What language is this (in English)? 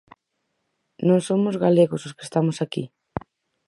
Galician